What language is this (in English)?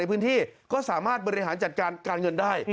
Thai